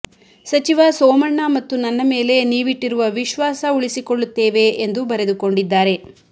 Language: Kannada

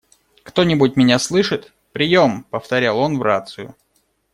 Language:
Russian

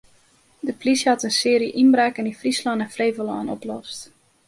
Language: Western Frisian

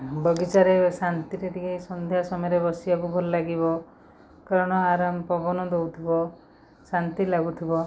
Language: Odia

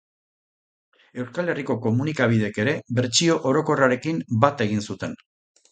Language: Basque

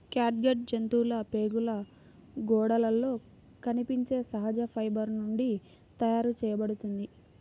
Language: Telugu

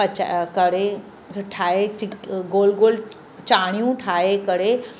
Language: Sindhi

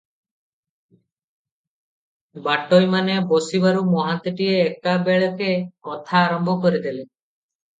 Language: Odia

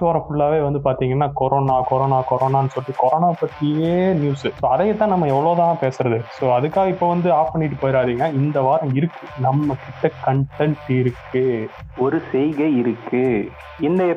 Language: Tamil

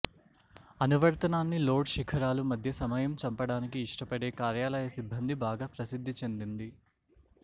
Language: Telugu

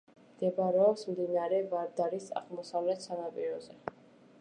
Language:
Georgian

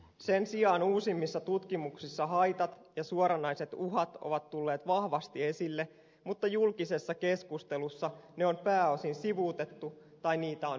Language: Finnish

